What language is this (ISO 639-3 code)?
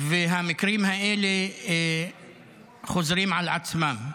heb